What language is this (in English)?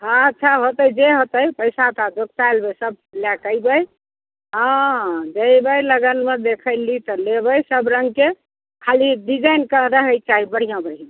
Maithili